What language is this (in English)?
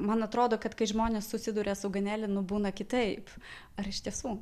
Lithuanian